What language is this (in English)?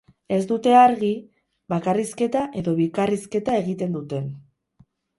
Basque